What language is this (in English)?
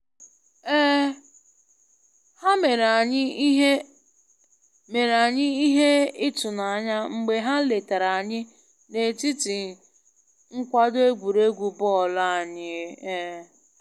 Igbo